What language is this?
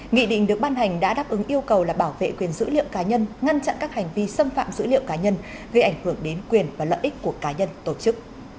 Vietnamese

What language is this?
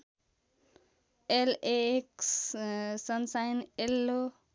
Nepali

